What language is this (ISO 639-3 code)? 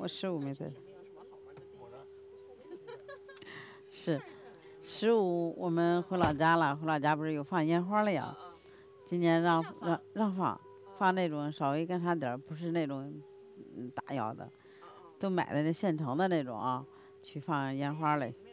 zho